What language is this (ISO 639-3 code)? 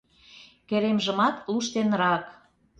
chm